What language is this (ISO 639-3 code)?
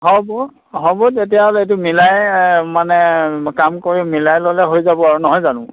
asm